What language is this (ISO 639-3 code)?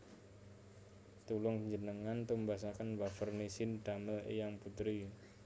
jav